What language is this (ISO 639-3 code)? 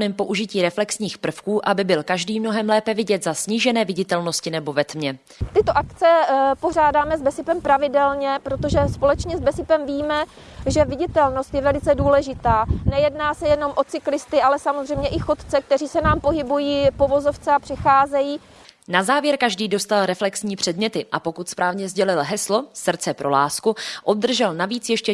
ces